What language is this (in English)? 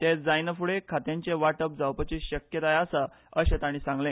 Konkani